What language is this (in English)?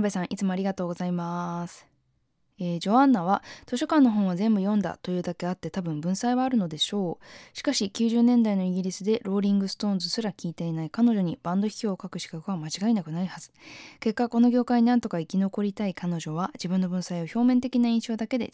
Japanese